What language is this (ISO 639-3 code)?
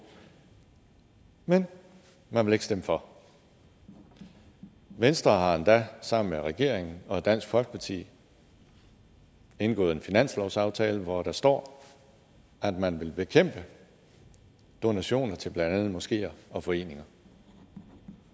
dan